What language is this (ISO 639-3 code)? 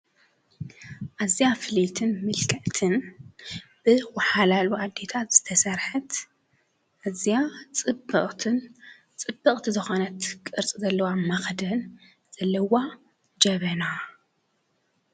tir